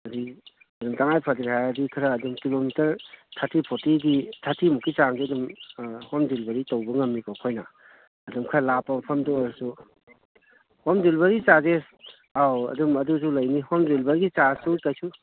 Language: Manipuri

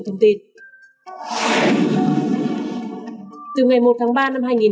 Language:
Vietnamese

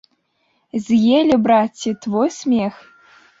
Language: Belarusian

